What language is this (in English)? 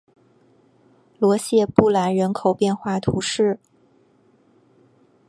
Chinese